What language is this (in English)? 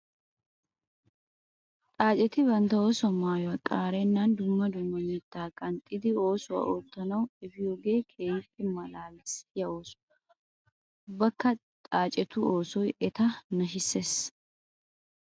Wolaytta